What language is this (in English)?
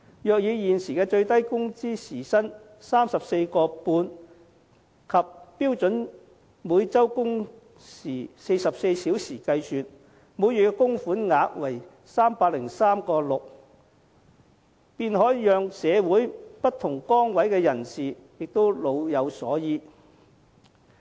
Cantonese